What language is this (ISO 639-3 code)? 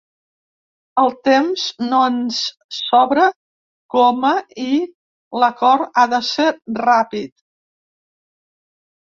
cat